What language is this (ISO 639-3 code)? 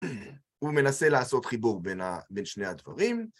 heb